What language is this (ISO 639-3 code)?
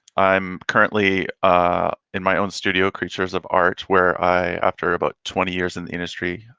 eng